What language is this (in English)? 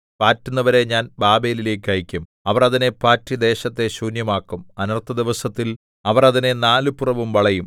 Malayalam